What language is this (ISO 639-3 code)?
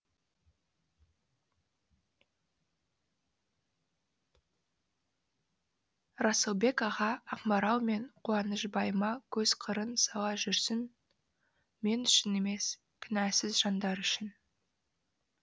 kaz